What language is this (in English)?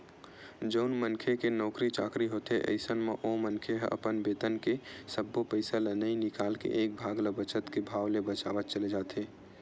Chhattisgarhi